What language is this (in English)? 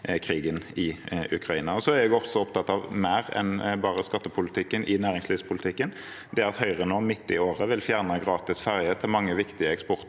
Norwegian